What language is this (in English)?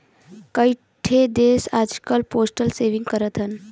Bhojpuri